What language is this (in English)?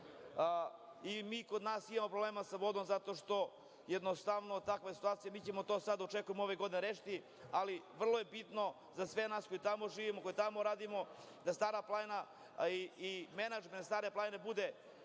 Serbian